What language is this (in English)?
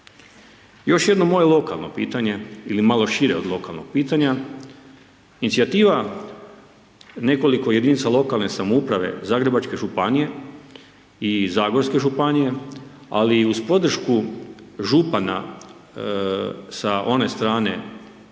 Croatian